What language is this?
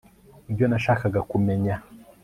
Kinyarwanda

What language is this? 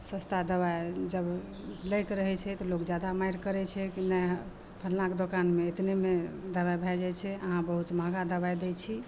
Maithili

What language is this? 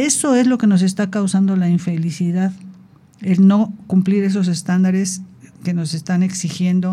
Spanish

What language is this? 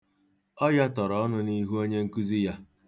Igbo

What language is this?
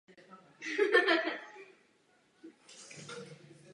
Czech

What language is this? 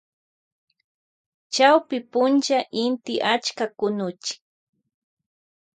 Loja Highland Quichua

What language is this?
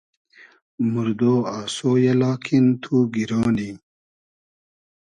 Hazaragi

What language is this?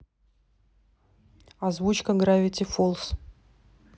Russian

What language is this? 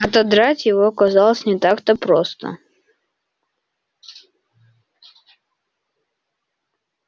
Russian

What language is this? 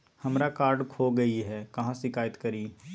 Magahi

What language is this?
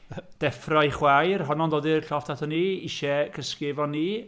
Welsh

